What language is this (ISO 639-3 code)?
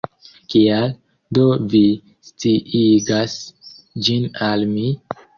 epo